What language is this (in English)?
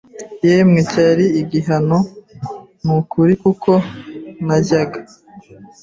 Kinyarwanda